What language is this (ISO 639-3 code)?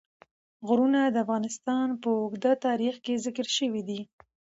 pus